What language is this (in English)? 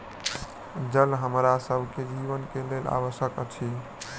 Maithili